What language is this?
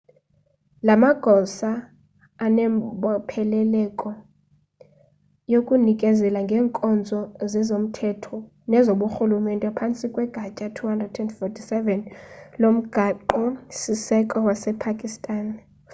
Xhosa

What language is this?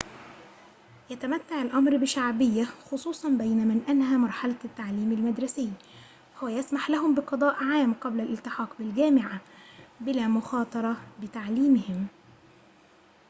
Arabic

